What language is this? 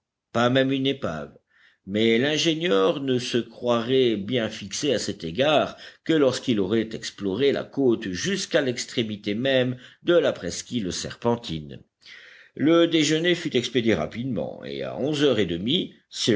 French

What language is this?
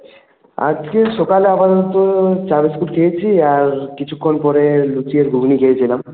Bangla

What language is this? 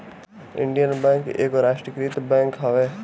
Bhojpuri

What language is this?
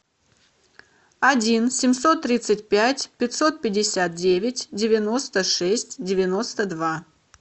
Russian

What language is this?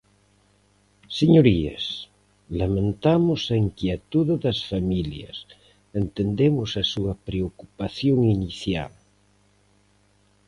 Galician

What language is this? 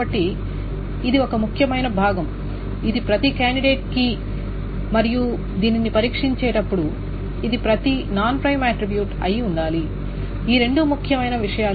Telugu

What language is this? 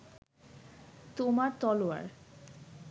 Bangla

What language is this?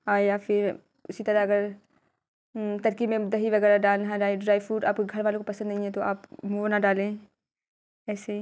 Urdu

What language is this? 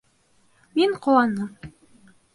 Bashkir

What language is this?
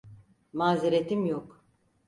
Turkish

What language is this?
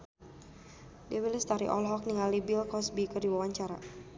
Sundanese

